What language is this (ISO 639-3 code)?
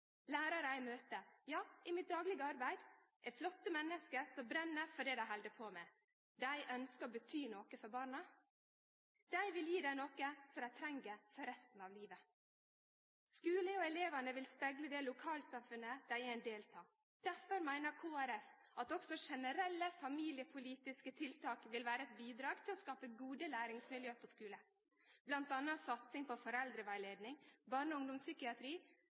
nno